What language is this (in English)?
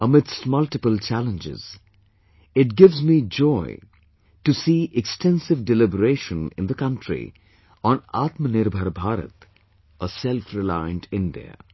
English